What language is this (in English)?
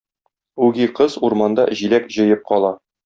Tatar